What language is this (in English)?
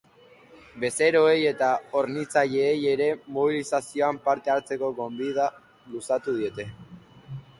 Basque